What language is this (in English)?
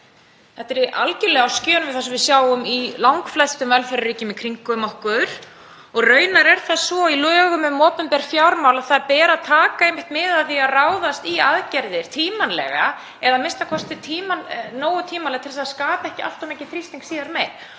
Icelandic